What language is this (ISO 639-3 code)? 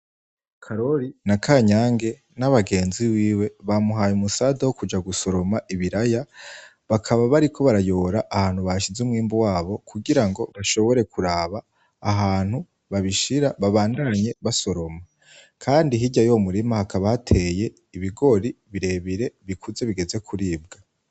run